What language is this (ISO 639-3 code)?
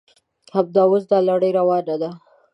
pus